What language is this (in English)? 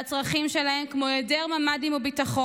Hebrew